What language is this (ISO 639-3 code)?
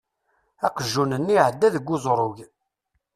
kab